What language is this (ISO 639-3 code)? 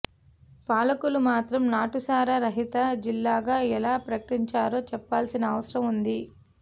tel